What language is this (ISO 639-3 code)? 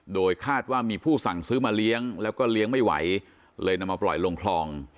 tha